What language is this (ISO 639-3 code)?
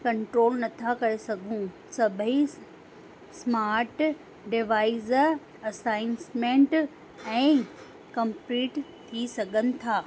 snd